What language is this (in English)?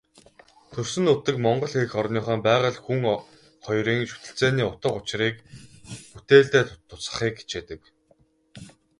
Mongolian